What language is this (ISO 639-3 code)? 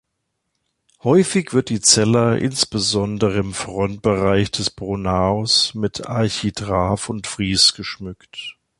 deu